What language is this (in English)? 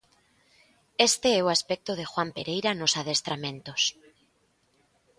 Galician